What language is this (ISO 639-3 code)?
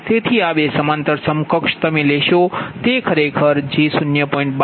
guj